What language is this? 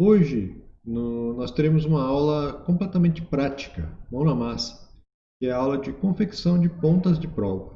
Portuguese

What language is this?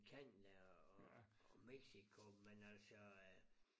Danish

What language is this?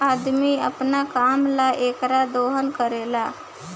Bhojpuri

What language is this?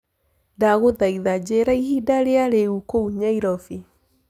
Kikuyu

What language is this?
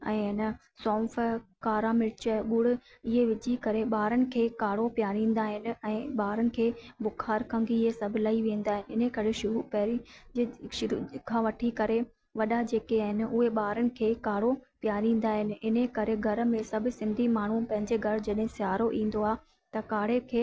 Sindhi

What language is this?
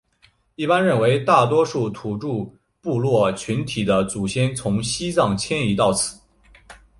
Chinese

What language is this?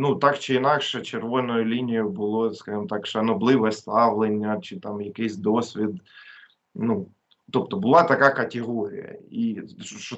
Ukrainian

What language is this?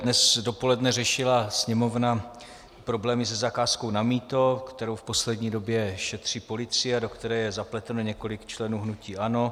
Czech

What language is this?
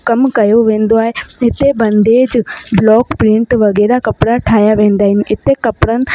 Sindhi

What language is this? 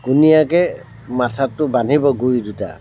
Assamese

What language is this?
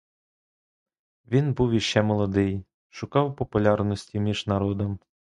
Ukrainian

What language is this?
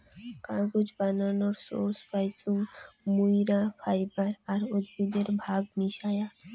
Bangla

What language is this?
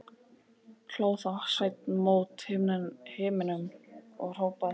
Icelandic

